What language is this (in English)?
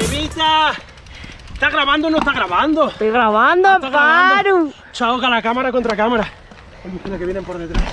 Spanish